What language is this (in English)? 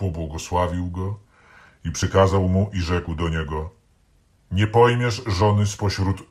Polish